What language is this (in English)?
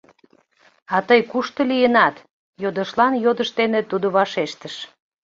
Mari